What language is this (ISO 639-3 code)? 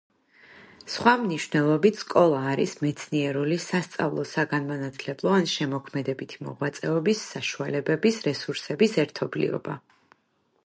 kat